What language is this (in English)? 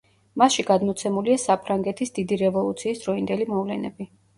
Georgian